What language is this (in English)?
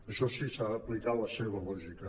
Catalan